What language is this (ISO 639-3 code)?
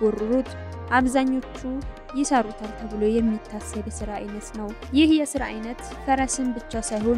ara